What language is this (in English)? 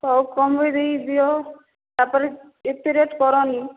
Odia